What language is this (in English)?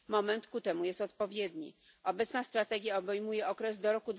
Polish